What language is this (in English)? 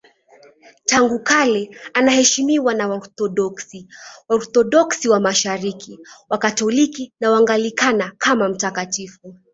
Swahili